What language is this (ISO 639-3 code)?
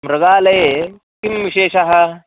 san